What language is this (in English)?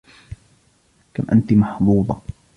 Arabic